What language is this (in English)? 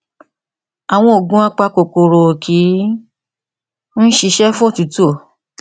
Yoruba